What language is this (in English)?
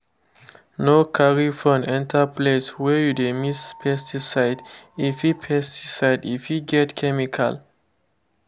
Nigerian Pidgin